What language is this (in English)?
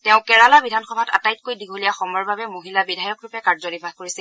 Assamese